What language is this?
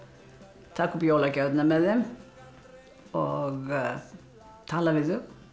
Icelandic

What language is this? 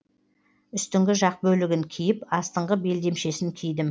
Kazakh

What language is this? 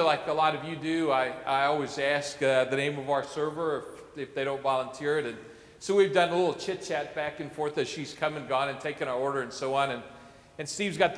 English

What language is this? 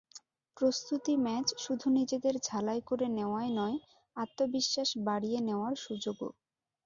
Bangla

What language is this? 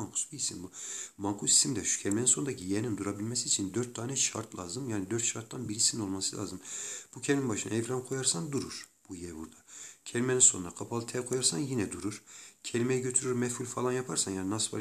Turkish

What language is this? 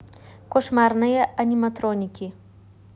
Russian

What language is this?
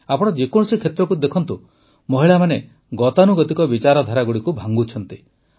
Odia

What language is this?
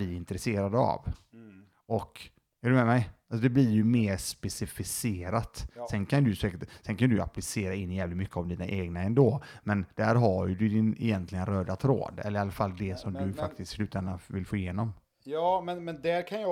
Swedish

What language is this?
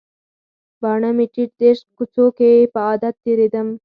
Pashto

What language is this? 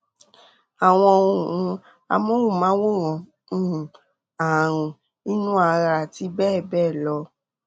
Yoruba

